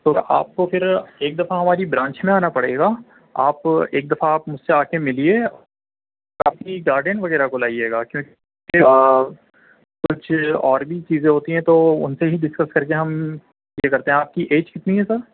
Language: Urdu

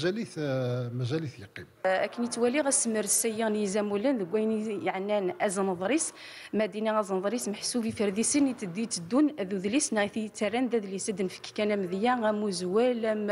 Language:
Arabic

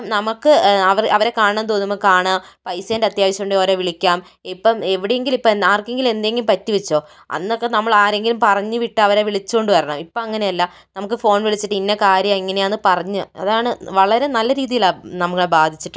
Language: Malayalam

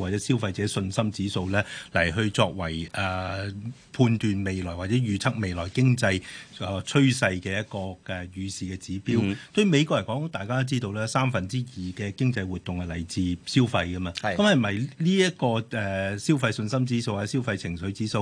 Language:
Chinese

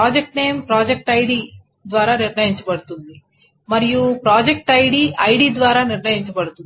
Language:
Telugu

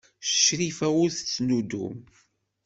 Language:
Kabyle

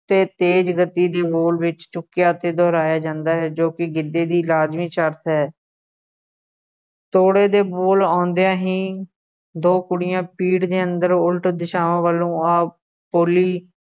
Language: Punjabi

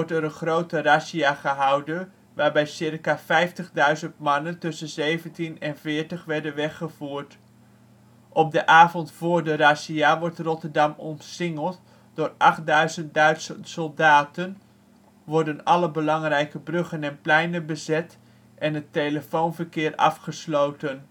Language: Dutch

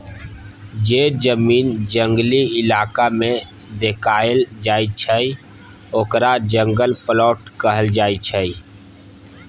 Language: Maithili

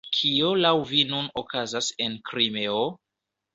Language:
Esperanto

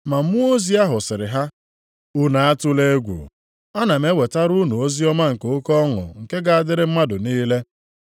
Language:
Igbo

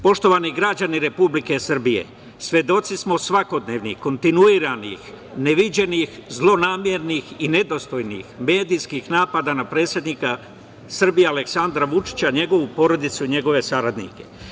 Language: Serbian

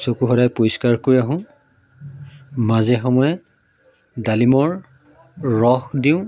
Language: Assamese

